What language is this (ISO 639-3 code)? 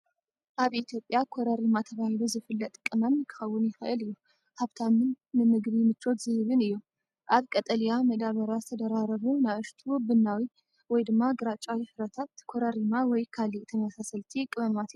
tir